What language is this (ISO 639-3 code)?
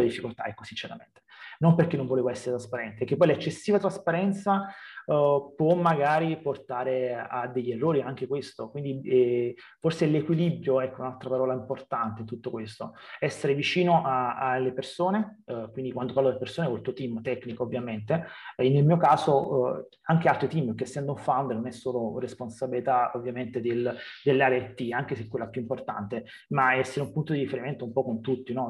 ita